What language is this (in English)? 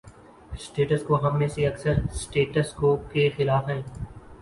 Urdu